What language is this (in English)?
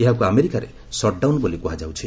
Odia